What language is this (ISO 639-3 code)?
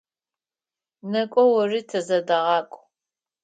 ady